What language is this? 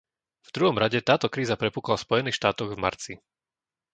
Slovak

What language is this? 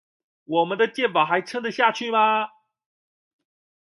Chinese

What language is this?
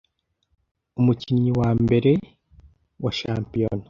Kinyarwanda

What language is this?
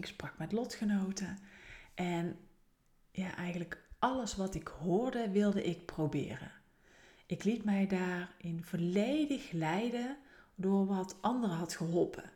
Dutch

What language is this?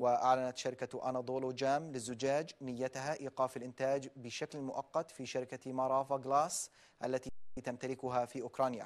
Arabic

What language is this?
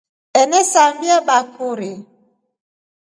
Rombo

